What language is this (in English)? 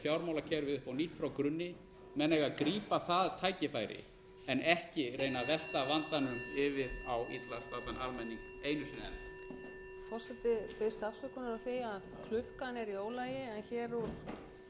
Icelandic